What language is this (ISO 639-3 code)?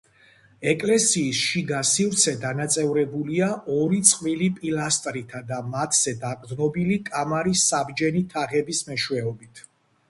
kat